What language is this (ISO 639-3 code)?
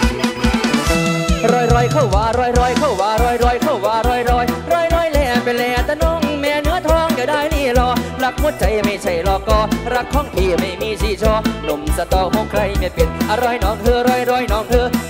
tha